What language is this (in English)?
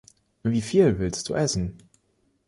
German